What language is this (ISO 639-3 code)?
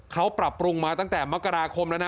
tha